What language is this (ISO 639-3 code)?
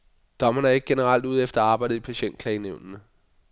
dan